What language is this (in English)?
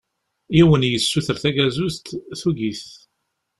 Kabyle